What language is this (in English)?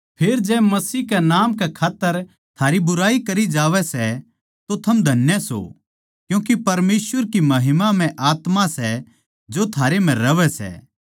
Haryanvi